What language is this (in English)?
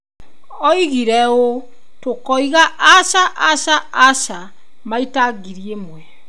Kikuyu